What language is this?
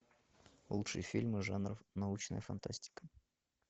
Russian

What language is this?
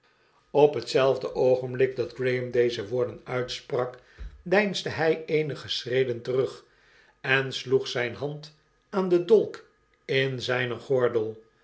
Dutch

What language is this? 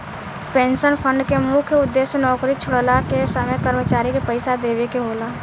Bhojpuri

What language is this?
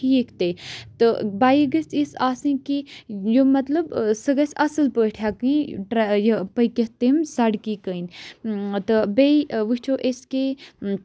Kashmiri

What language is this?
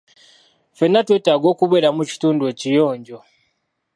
Ganda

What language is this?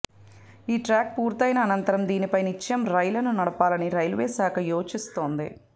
Telugu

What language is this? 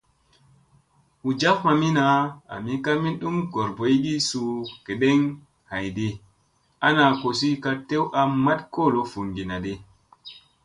Musey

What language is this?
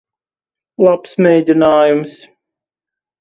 Latvian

